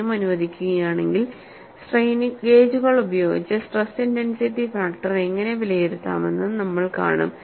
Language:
Malayalam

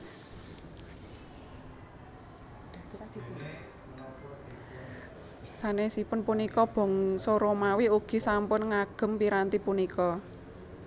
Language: Javanese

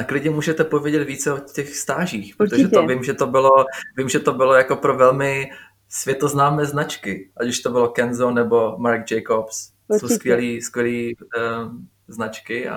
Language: Czech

